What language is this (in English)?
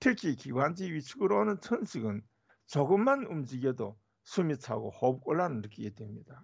Korean